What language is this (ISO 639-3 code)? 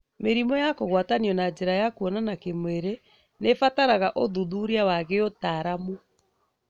kik